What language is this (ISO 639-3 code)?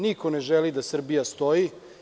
srp